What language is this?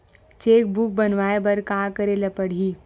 Chhattisgarhi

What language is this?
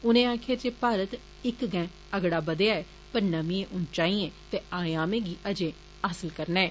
Dogri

